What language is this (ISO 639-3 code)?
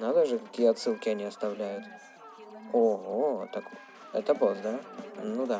rus